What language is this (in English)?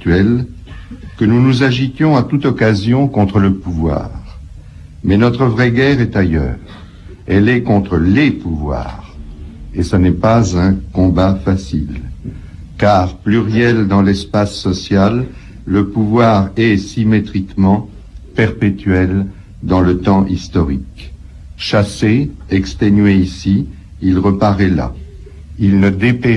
French